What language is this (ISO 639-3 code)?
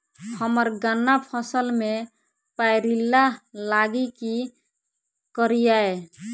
mai